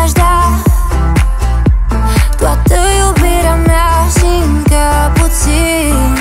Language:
Romanian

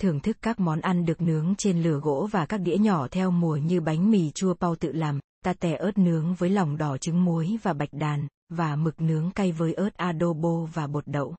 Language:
Vietnamese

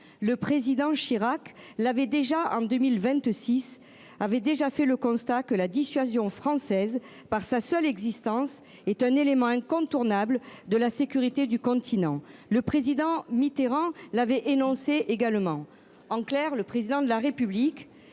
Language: French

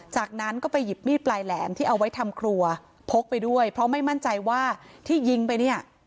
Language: Thai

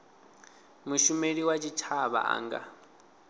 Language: Venda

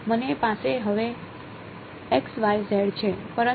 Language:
Gujarati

